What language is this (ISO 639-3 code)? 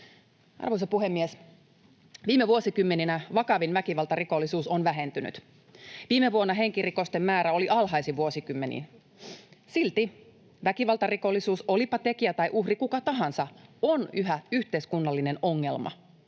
fin